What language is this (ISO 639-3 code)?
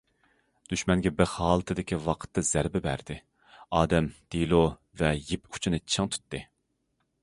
uig